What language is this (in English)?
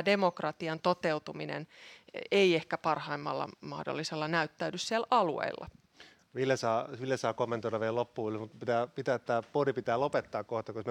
Finnish